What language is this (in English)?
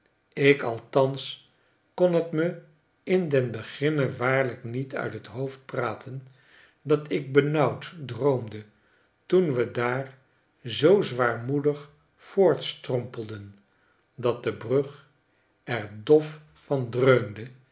Dutch